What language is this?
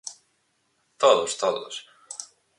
Galician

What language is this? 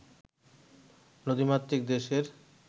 Bangla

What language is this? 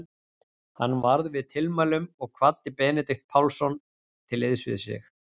Icelandic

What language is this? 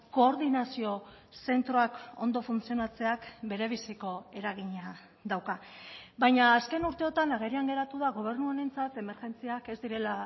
Basque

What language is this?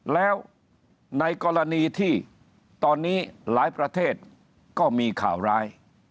Thai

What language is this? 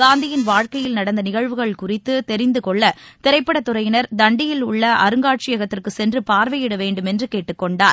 Tamil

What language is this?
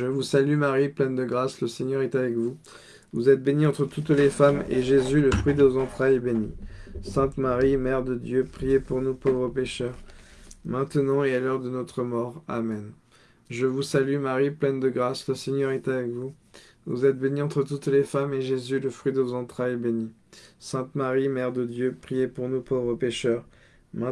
French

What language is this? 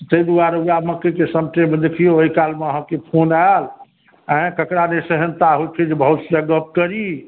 Maithili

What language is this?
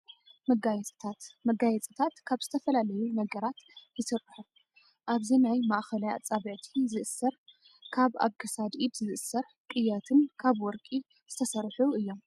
Tigrinya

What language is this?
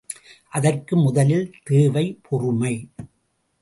Tamil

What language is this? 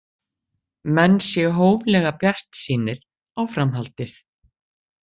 Icelandic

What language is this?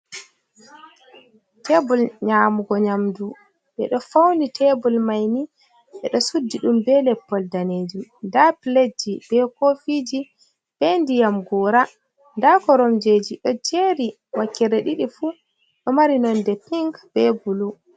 Fula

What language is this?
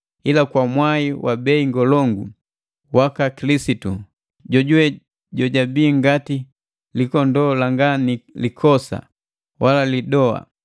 Matengo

